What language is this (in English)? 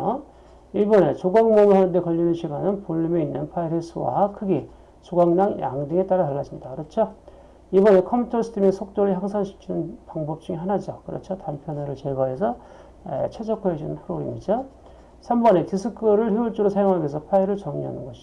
Korean